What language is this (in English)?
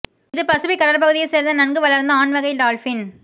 Tamil